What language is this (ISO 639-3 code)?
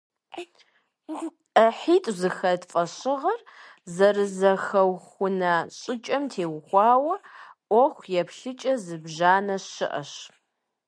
kbd